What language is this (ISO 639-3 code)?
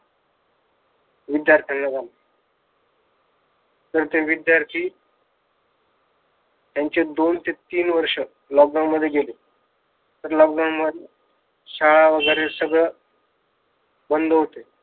mar